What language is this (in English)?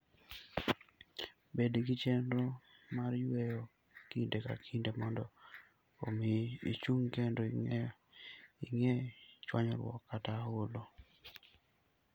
Luo (Kenya and Tanzania)